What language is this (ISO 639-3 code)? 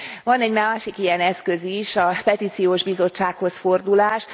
hun